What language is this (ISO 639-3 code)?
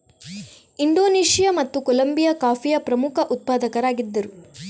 kan